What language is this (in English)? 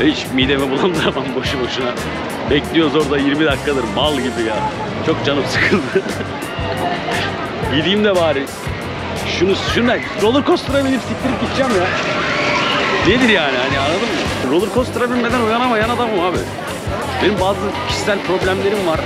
Turkish